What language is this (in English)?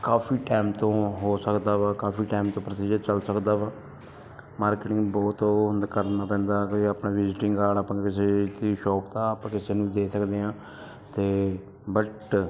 Punjabi